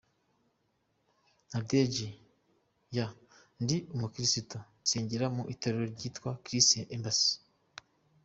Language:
Kinyarwanda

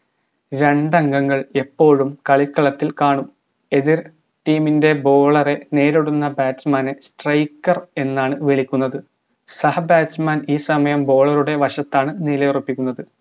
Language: Malayalam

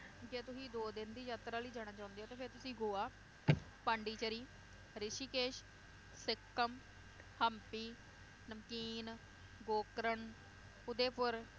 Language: Punjabi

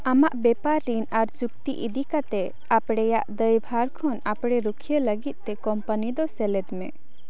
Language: Santali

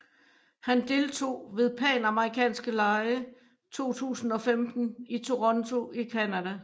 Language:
Danish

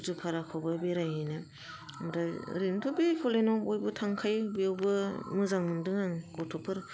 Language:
Bodo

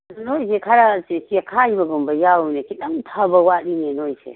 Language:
Manipuri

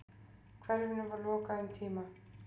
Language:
Icelandic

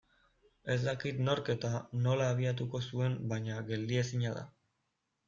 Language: Basque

